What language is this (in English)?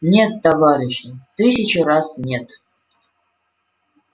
Russian